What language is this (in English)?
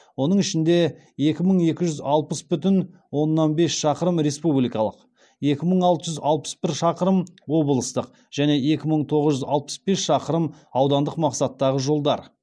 Kazakh